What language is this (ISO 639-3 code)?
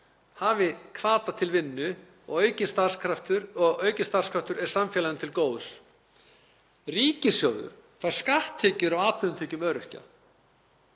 isl